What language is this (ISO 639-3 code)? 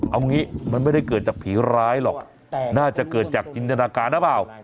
tha